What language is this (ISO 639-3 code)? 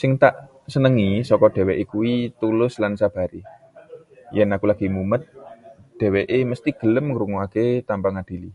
jav